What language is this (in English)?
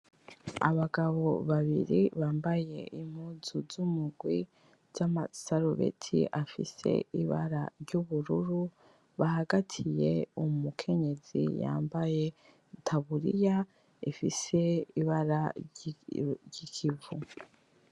Rundi